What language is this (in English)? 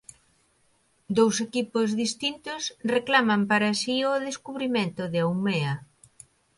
Galician